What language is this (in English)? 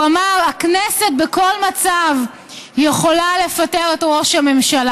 Hebrew